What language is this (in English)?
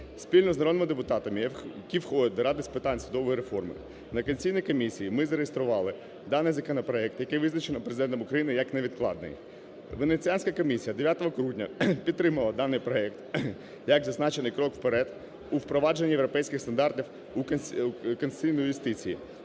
Ukrainian